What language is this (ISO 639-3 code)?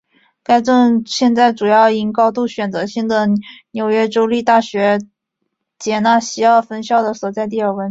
zho